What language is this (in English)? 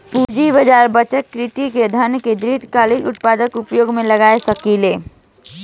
Bhojpuri